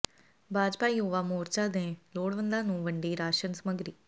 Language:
Punjabi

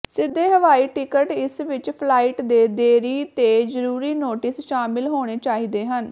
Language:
Punjabi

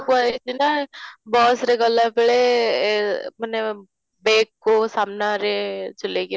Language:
Odia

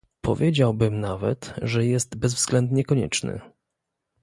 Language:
Polish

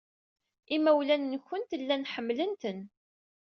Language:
Kabyle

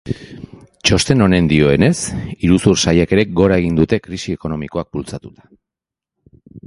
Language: Basque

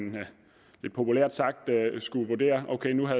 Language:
Danish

